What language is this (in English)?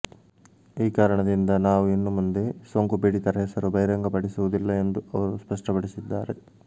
Kannada